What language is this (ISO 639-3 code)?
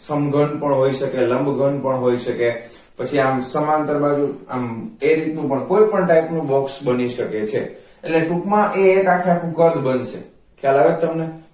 guj